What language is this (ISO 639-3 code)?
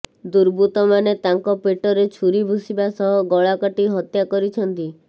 ori